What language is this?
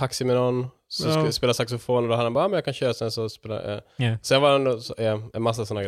Swedish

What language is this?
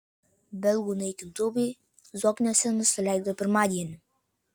Lithuanian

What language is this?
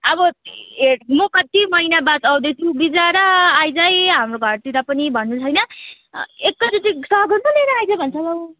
Nepali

